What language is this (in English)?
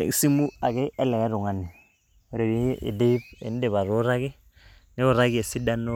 Masai